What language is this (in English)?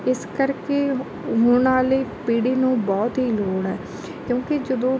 Punjabi